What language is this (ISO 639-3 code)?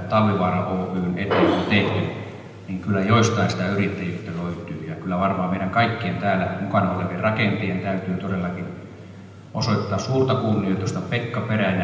fin